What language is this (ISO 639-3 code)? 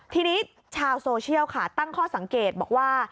tha